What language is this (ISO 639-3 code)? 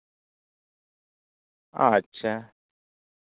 sat